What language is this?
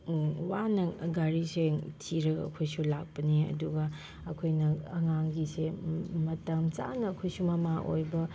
Manipuri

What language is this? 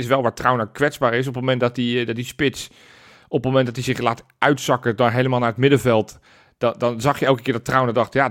Dutch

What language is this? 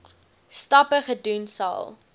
Afrikaans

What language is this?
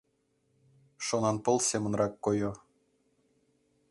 Mari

